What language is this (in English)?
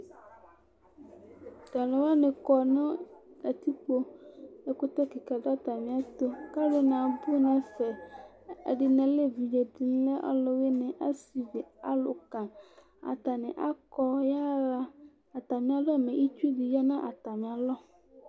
Ikposo